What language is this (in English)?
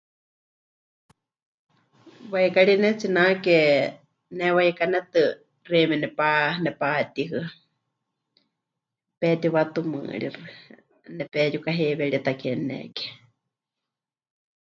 Huichol